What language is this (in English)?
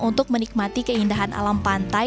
Indonesian